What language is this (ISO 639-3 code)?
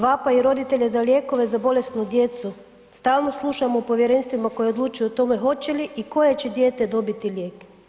hrv